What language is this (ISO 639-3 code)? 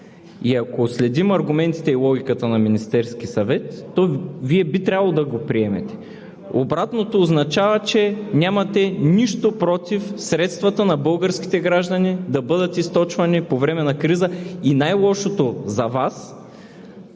bul